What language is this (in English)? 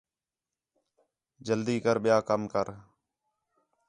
Khetrani